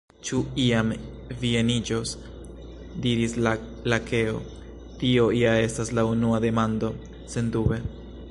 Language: Esperanto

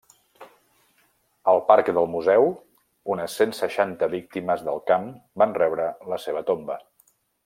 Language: Catalan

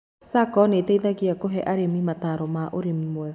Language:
Kikuyu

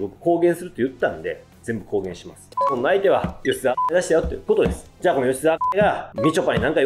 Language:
Japanese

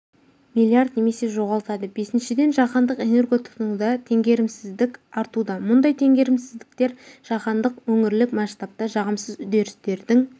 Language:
Kazakh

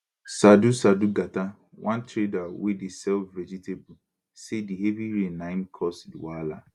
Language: Nigerian Pidgin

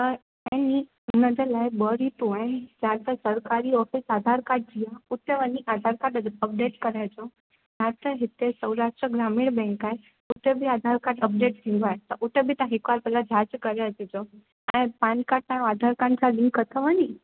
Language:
Sindhi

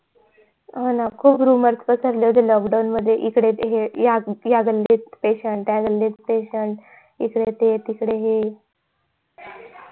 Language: Marathi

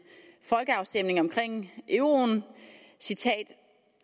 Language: Danish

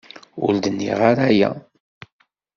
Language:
Kabyle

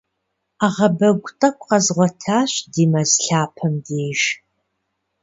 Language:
Kabardian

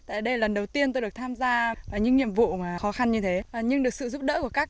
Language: Vietnamese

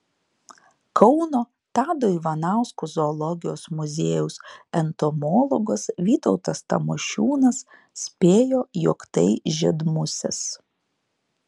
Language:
Lithuanian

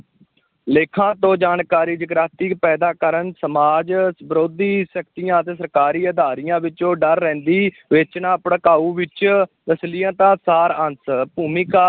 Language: Punjabi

